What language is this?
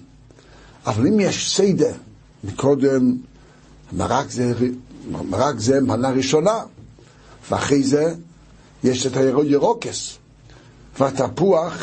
Hebrew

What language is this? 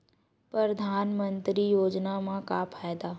Chhattisgarhi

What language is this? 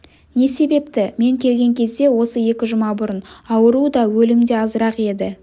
Kazakh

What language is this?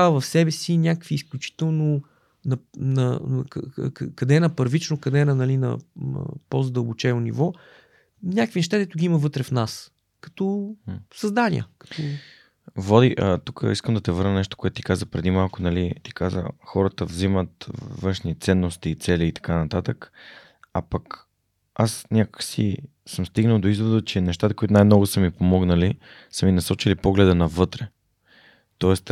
Bulgarian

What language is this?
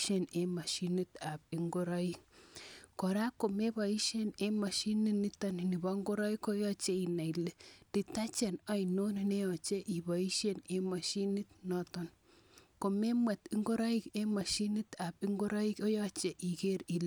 Kalenjin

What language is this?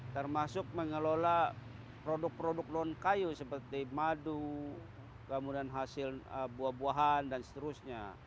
Indonesian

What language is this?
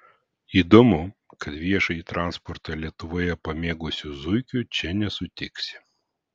Lithuanian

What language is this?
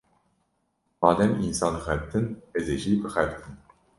Kurdish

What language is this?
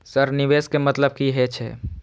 Maithili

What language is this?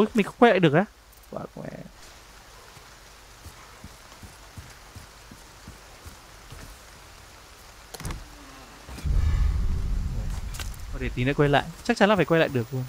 Vietnamese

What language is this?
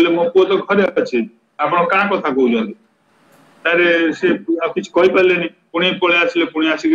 Romanian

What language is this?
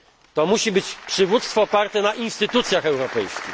Polish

